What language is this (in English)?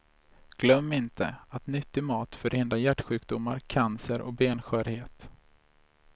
Swedish